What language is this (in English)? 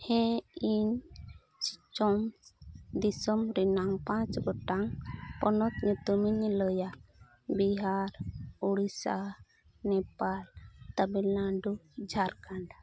Santali